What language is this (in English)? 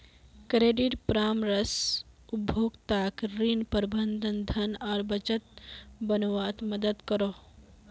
Magahi